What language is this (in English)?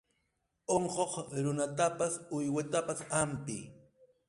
Arequipa-La Unión Quechua